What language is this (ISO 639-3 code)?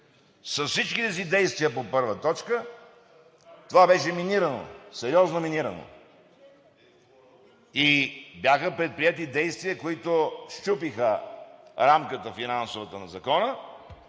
bul